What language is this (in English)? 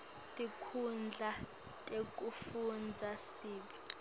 Swati